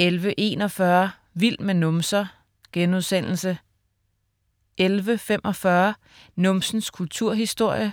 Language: Danish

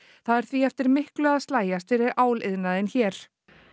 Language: Icelandic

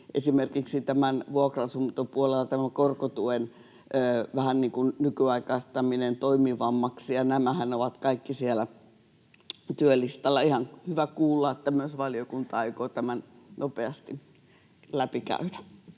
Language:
Finnish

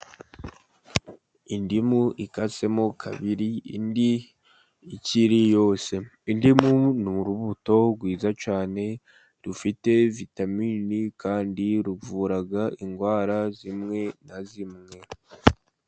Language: Kinyarwanda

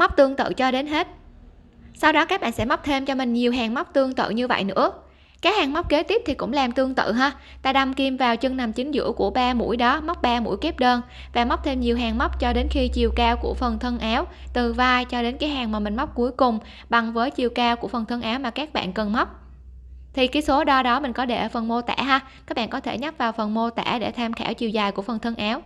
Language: Vietnamese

